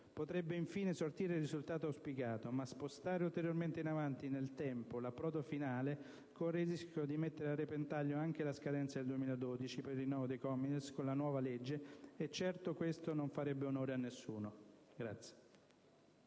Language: Italian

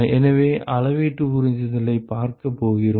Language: Tamil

